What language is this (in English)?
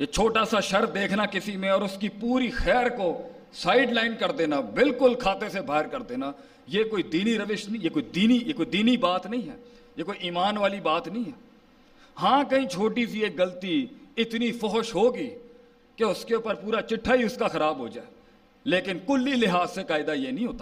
Urdu